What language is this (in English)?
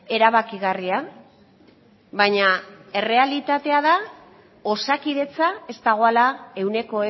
Basque